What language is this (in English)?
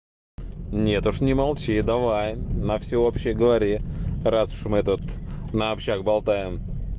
Russian